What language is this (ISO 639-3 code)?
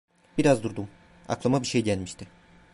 tur